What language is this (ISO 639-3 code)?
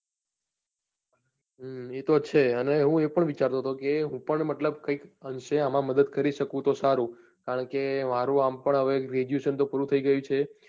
guj